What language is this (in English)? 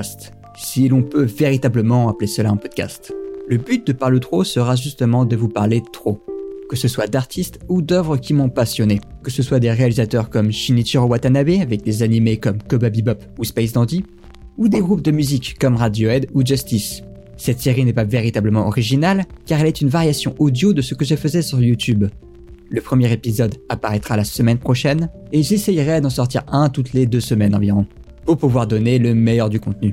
French